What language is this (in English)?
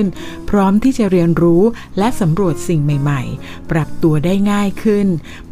Thai